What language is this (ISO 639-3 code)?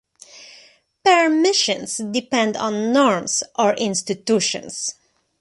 eng